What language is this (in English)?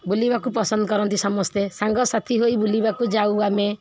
Odia